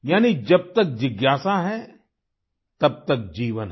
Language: Hindi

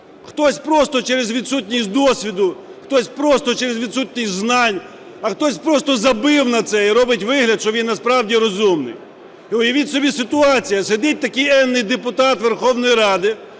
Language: Ukrainian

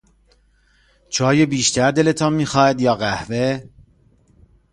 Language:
Persian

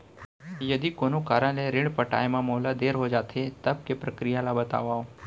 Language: Chhattisgarhi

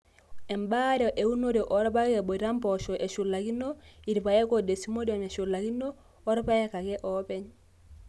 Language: Masai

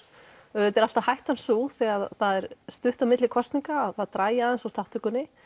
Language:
Icelandic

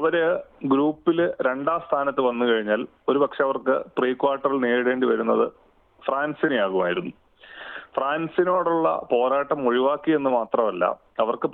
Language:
Malayalam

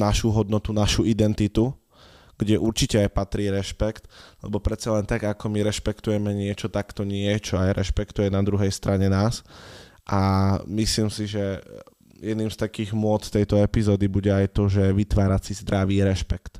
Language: Slovak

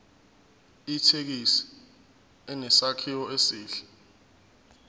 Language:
Zulu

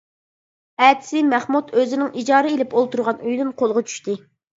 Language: Uyghur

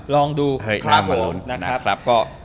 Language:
Thai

